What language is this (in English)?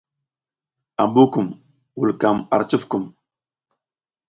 South Giziga